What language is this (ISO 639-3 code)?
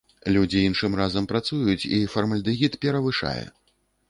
bel